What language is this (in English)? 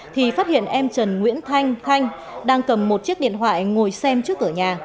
Vietnamese